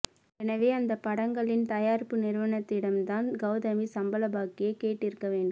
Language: Tamil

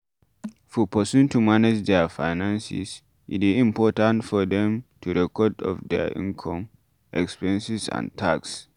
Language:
Nigerian Pidgin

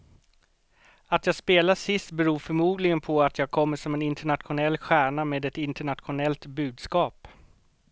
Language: Swedish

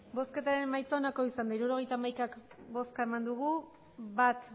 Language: Basque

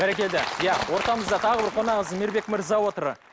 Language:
Kazakh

